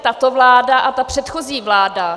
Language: Czech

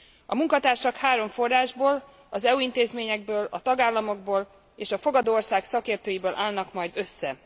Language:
Hungarian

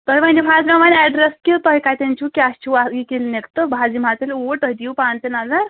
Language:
Kashmiri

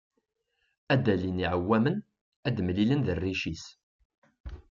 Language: Kabyle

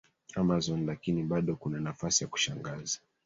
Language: Swahili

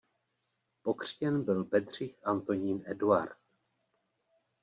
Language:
Czech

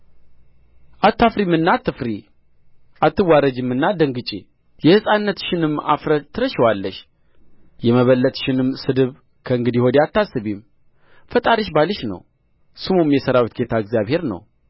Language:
Amharic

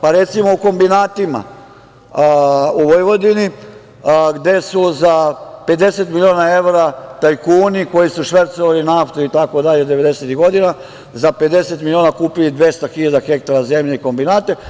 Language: Serbian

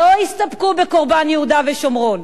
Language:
Hebrew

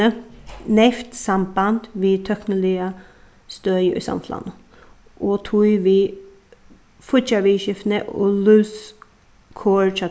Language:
Faroese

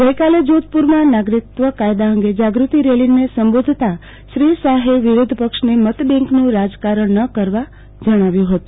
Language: Gujarati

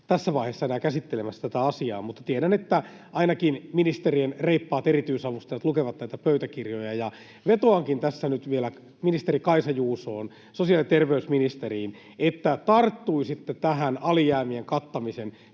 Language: Finnish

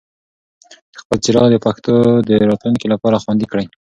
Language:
Pashto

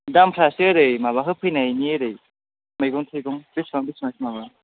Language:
Bodo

